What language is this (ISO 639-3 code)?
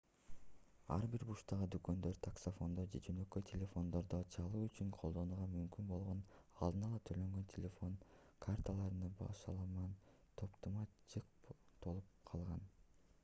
kir